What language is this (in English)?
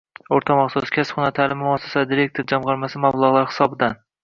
Uzbek